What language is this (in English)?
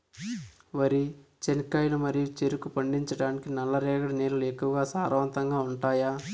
Telugu